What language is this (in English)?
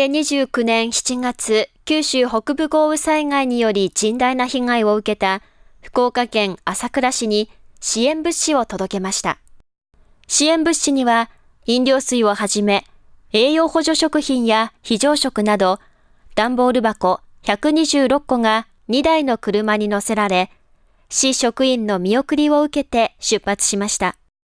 Japanese